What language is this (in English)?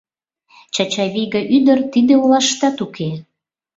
Mari